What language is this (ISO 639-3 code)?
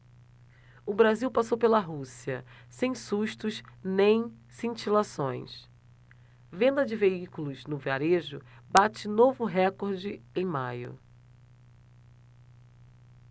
por